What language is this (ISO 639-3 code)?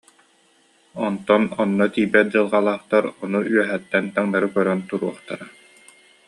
sah